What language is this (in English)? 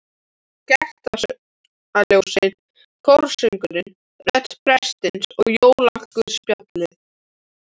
Icelandic